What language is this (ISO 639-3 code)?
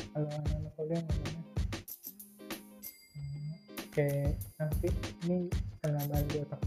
ind